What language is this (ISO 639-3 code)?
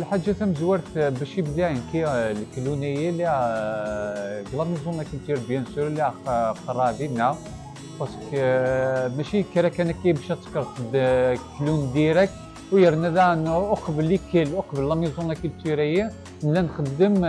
ara